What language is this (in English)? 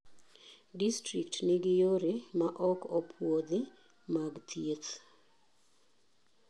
Luo (Kenya and Tanzania)